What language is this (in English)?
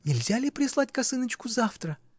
Russian